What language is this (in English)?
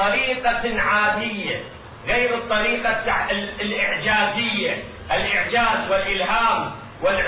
Arabic